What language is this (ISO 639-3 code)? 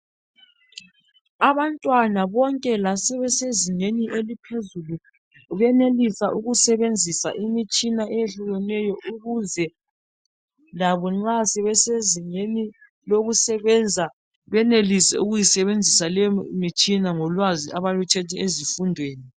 nde